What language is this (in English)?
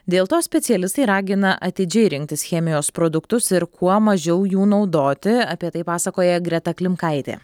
Lithuanian